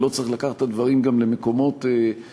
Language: Hebrew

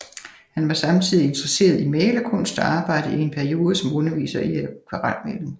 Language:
Danish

